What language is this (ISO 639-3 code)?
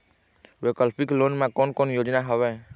hne